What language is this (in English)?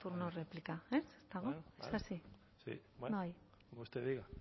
Spanish